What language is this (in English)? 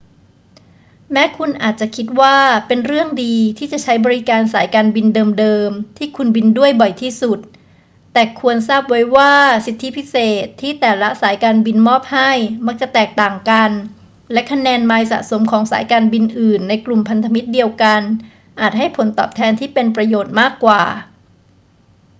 Thai